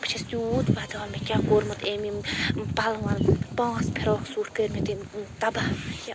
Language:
Kashmiri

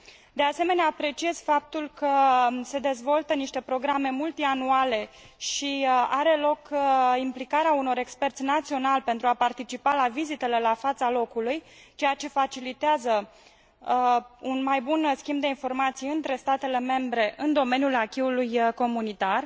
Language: Romanian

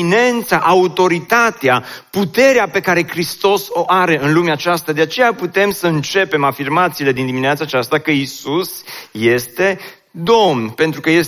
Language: Romanian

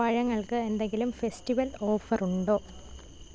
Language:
Malayalam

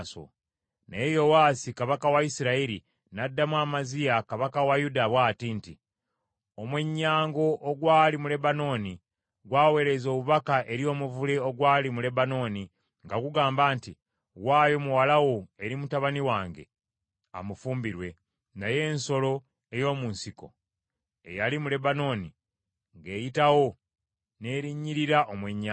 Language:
Ganda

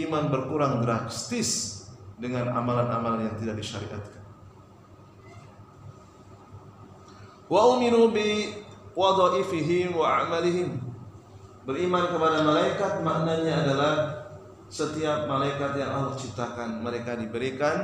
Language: Indonesian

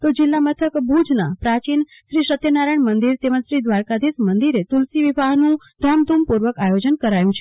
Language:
Gujarati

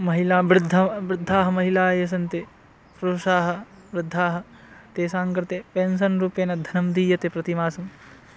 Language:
Sanskrit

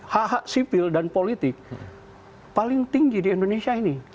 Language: Indonesian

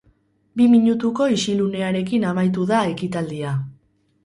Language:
Basque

